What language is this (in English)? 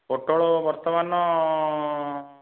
Odia